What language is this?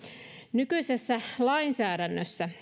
Finnish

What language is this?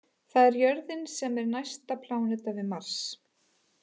Icelandic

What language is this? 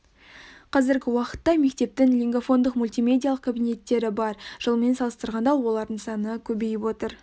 Kazakh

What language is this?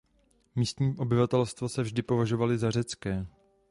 Czech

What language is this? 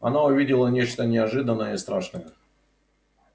Russian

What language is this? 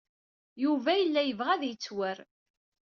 Kabyle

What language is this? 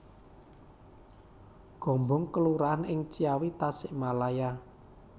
Javanese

